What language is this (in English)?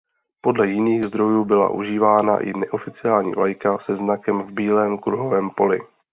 Czech